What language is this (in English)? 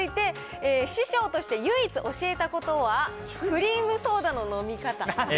Japanese